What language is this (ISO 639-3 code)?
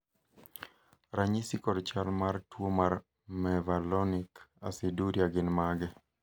luo